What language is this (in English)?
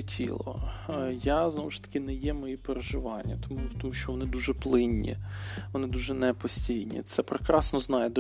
Ukrainian